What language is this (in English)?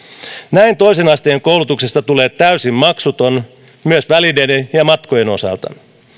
Finnish